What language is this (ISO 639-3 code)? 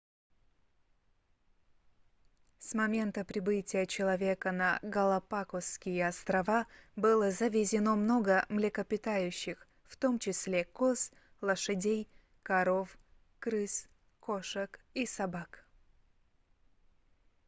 rus